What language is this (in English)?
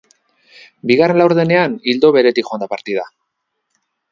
Basque